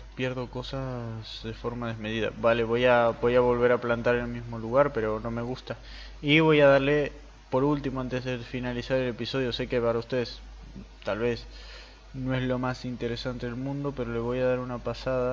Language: Spanish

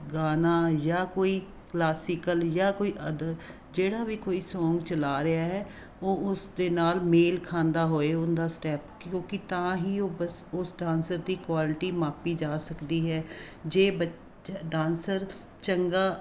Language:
Punjabi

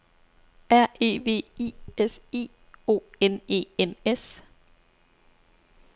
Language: Danish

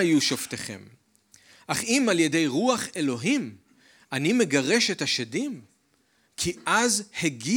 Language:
Hebrew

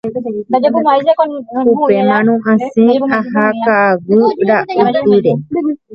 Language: Guarani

